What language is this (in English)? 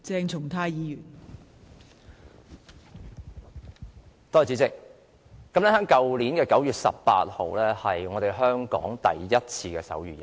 Cantonese